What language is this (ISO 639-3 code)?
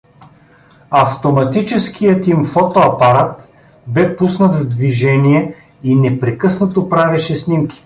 bul